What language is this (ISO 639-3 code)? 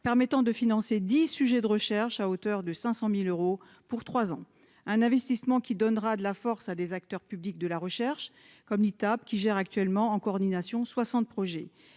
fra